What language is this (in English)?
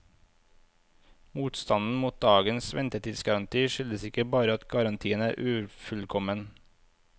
Norwegian